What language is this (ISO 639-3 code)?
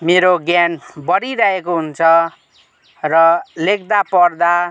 nep